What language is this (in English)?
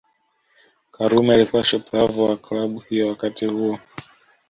Swahili